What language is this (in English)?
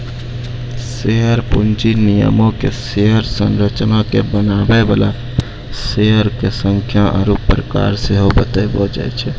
Maithili